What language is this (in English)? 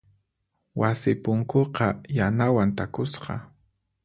Puno Quechua